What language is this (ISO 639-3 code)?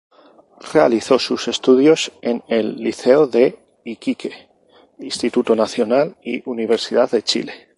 spa